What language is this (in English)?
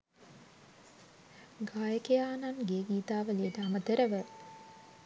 Sinhala